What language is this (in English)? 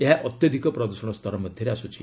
Odia